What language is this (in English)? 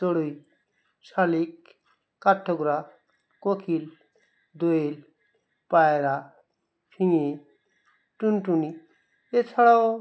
Bangla